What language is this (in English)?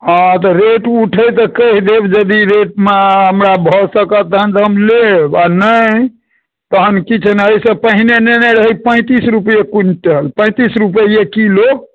Maithili